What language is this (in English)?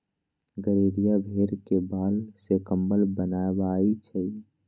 Magahi